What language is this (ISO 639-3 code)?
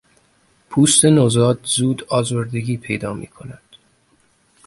fas